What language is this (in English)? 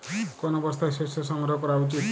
Bangla